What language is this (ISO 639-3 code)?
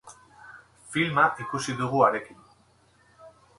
eus